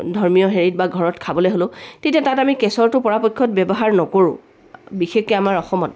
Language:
Assamese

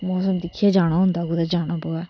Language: Dogri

